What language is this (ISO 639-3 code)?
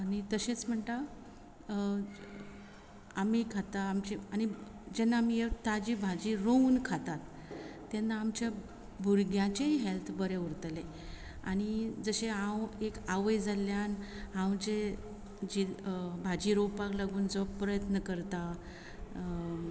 kok